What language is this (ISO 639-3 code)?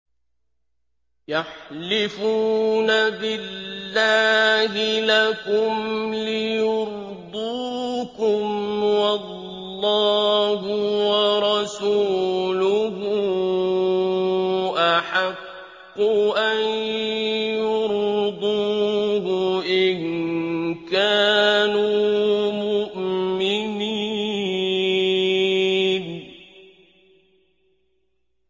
ara